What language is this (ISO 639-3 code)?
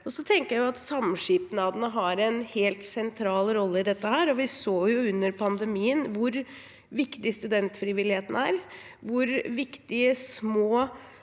nor